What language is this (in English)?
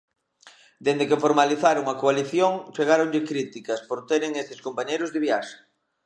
Galician